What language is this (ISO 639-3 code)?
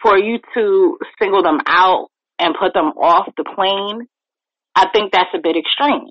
eng